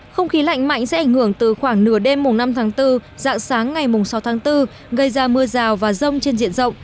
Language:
Vietnamese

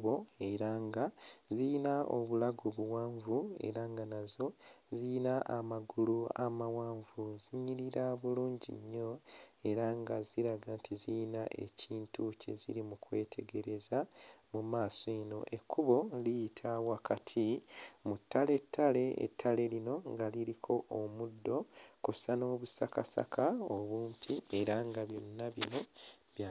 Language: Ganda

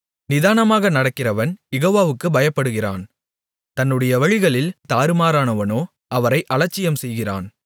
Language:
Tamil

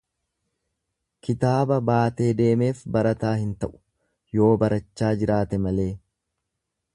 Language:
Oromo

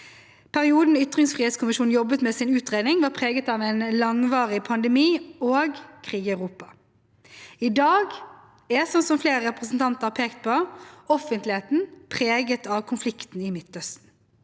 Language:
Norwegian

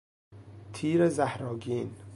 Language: Persian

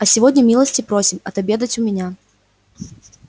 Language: Russian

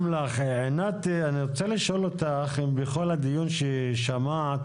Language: Hebrew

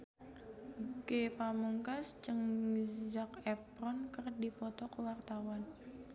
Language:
Sundanese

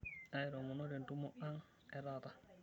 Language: Masai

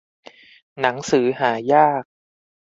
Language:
Thai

